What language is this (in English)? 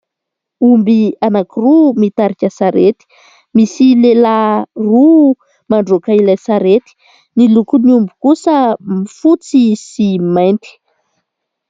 Malagasy